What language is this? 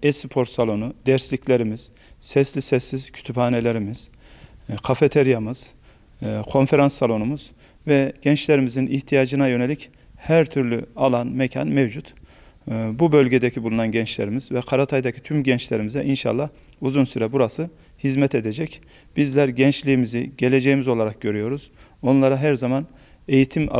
Turkish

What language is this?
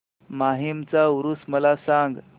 Marathi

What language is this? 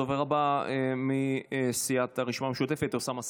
Hebrew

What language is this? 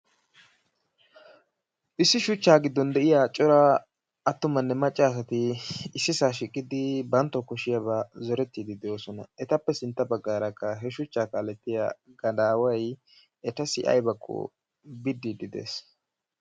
Wolaytta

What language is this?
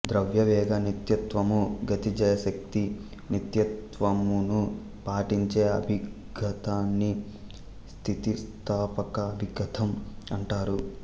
Telugu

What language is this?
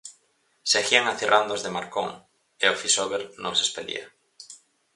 Galician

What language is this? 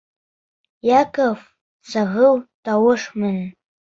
Bashkir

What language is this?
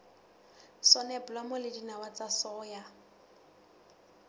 Southern Sotho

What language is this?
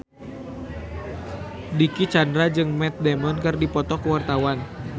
Sundanese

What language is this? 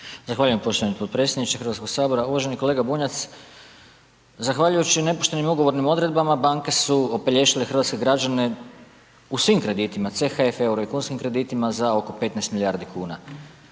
Croatian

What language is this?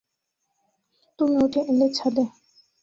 Bangla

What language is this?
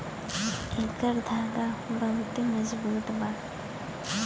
Bhojpuri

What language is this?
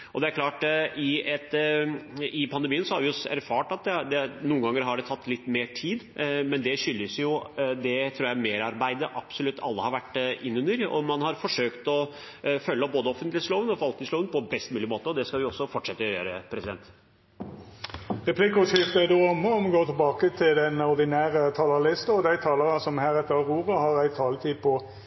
Norwegian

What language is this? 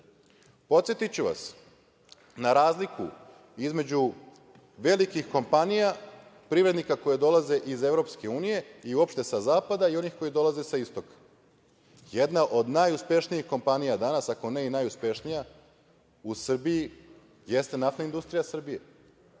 Serbian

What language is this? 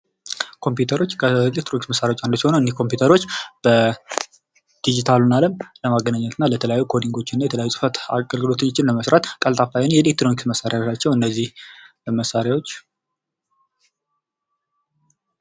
Amharic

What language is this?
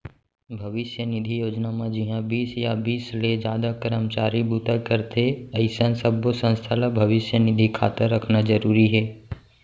Chhattisgarhi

